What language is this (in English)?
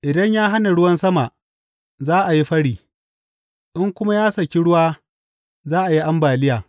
Hausa